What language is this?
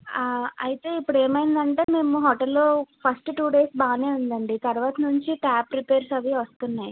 Telugu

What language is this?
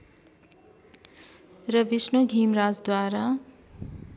Nepali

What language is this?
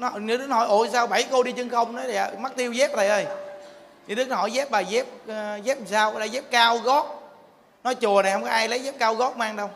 Vietnamese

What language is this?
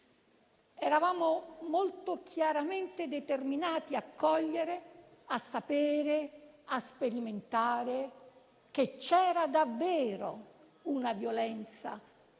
Italian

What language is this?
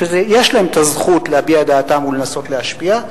Hebrew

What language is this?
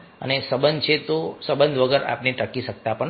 Gujarati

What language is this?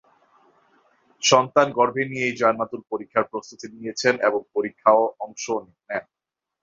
Bangla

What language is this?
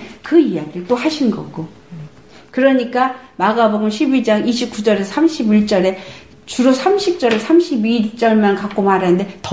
Korean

